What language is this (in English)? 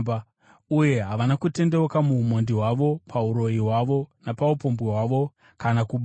Shona